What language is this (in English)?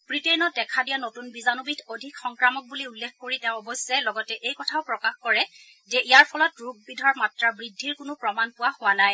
Assamese